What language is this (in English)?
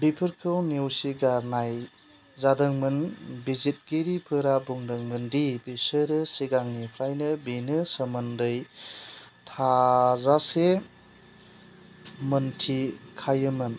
Bodo